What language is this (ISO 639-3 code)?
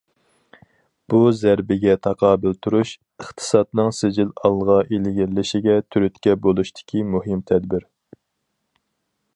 uig